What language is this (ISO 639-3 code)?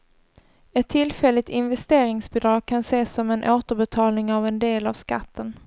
swe